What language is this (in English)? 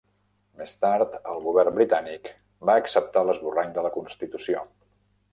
Catalan